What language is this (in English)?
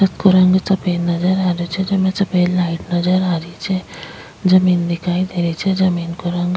Rajasthani